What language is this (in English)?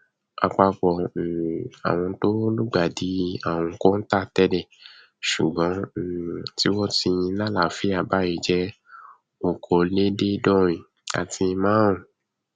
Yoruba